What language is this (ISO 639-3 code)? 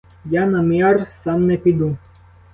ukr